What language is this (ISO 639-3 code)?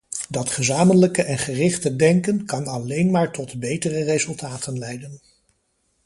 nld